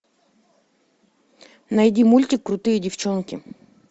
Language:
Russian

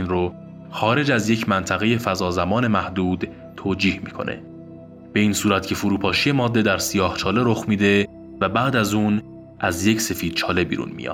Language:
Persian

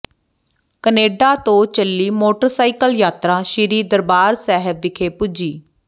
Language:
Punjabi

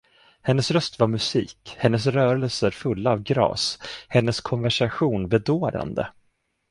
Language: Swedish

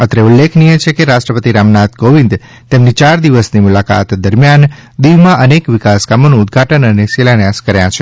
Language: Gujarati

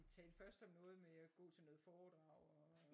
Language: Danish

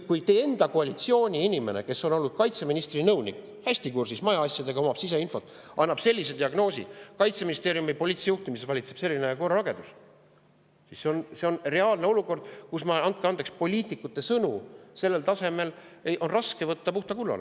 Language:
Estonian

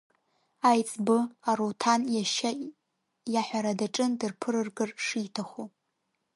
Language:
Abkhazian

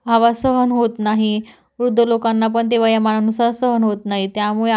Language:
Marathi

